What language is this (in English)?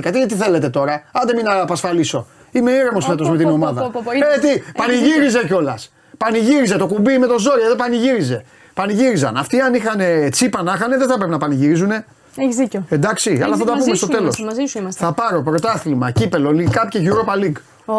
Greek